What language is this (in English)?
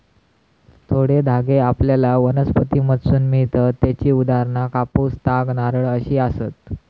Marathi